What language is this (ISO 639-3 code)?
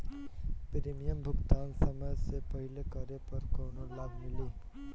bho